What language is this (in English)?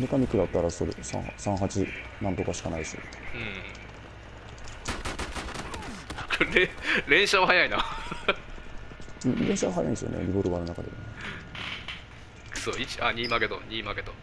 Japanese